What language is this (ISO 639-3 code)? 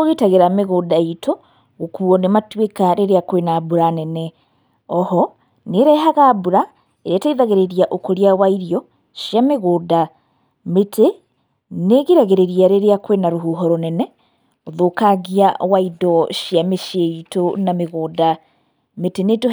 kik